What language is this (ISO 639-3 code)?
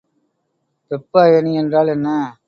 tam